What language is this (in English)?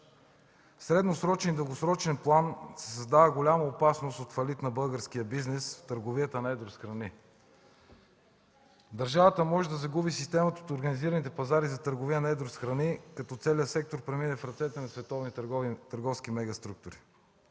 Bulgarian